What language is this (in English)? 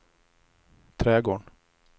Swedish